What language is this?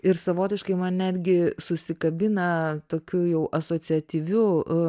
Lithuanian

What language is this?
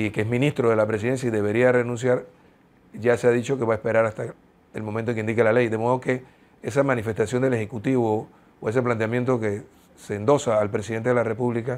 Spanish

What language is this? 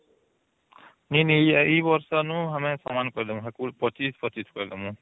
Odia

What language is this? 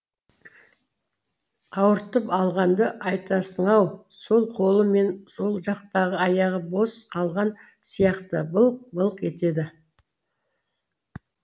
Kazakh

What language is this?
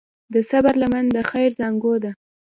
Pashto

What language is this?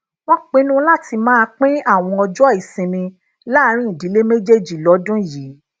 Yoruba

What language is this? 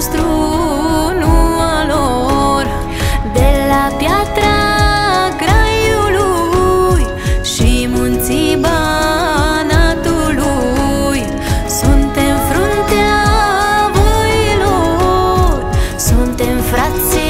Romanian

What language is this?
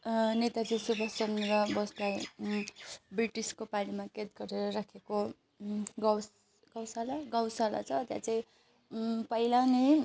Nepali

